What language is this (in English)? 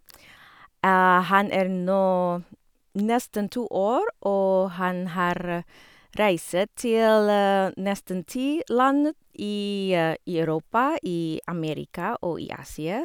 Norwegian